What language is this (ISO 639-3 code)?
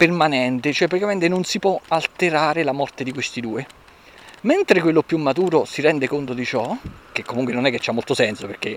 ita